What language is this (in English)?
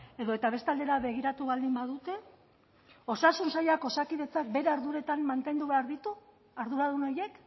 Basque